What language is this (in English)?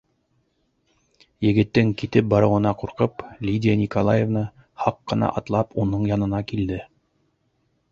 Bashkir